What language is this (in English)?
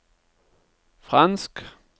Norwegian